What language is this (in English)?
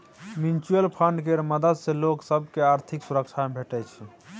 Maithili